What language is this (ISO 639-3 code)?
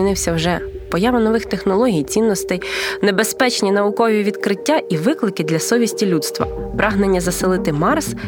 ukr